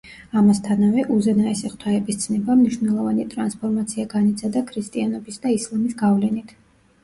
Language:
Georgian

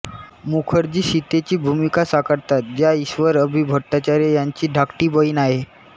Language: Marathi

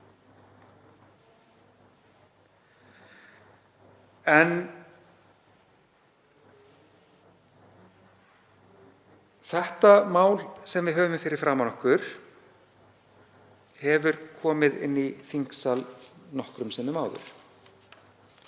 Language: Icelandic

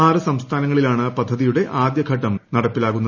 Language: Malayalam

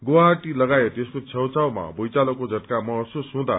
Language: Nepali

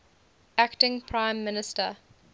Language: English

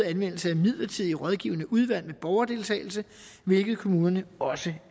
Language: Danish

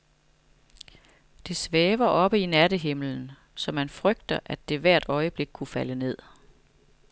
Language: Danish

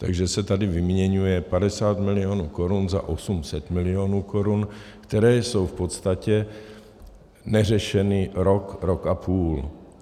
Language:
Czech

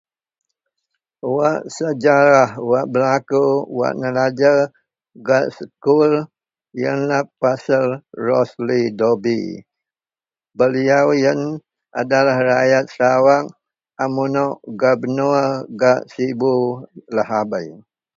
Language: Central Melanau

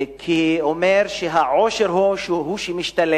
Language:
Hebrew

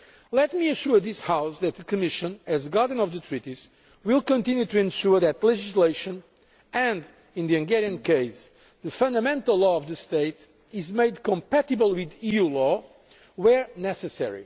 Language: English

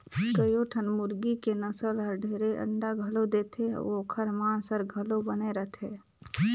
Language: Chhattisgarhi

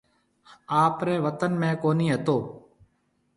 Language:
Marwari (Pakistan)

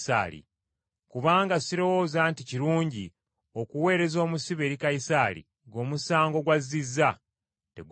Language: Ganda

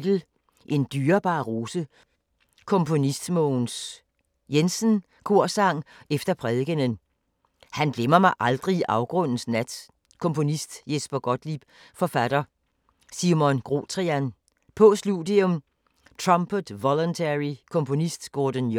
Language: Danish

